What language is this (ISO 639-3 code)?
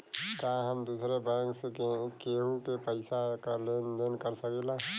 bho